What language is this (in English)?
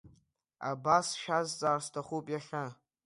Abkhazian